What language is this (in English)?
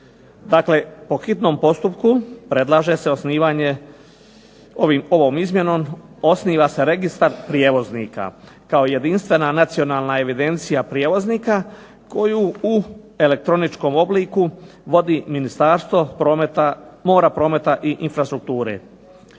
Croatian